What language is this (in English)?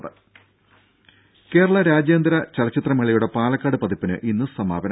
Malayalam